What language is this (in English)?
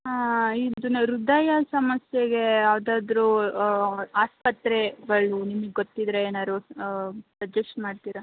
Kannada